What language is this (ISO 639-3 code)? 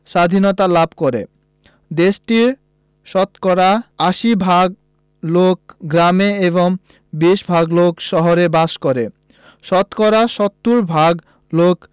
ben